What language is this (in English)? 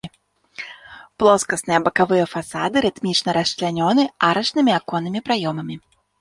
Belarusian